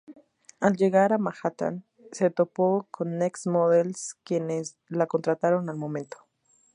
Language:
Spanish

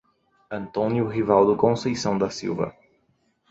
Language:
Portuguese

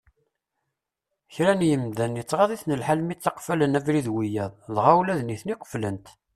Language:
Kabyle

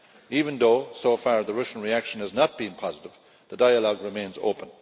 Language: English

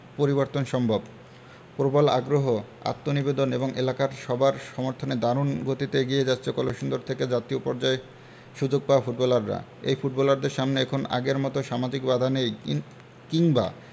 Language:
Bangla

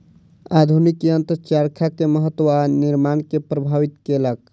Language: Maithili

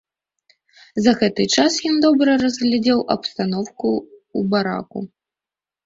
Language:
Belarusian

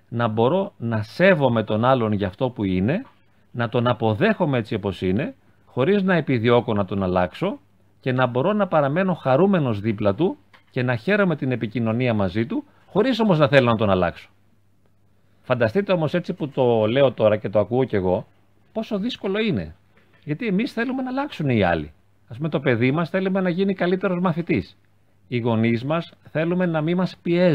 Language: Greek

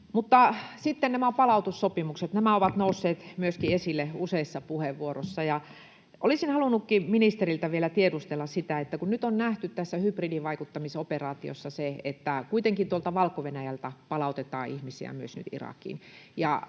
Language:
Finnish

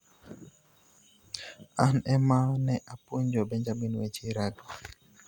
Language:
Luo (Kenya and Tanzania)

